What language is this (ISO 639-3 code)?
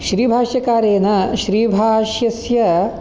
san